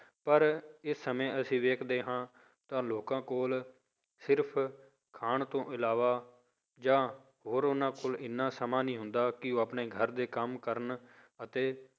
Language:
Punjabi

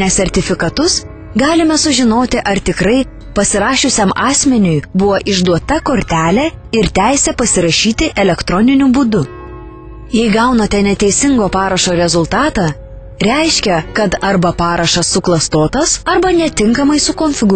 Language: Lithuanian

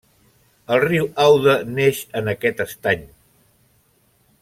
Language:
Catalan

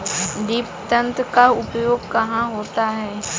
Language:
Hindi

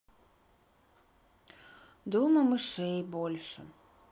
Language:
Russian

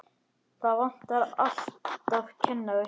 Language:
Icelandic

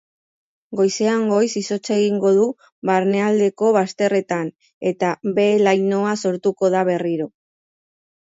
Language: Basque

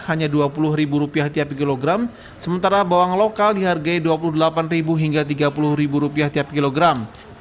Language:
Indonesian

